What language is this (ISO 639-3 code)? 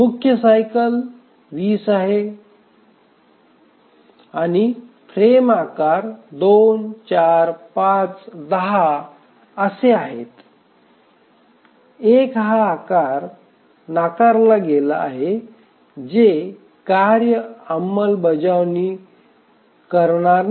mar